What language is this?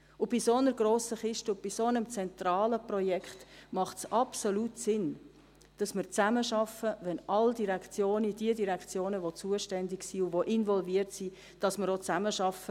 Swiss German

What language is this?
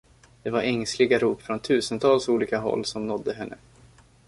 Swedish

